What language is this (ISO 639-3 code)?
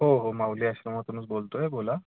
mar